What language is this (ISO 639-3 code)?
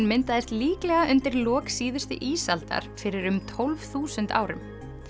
isl